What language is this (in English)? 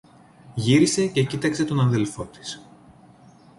Greek